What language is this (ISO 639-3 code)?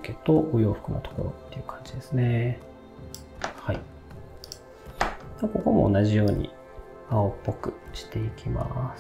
jpn